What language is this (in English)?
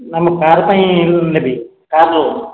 Odia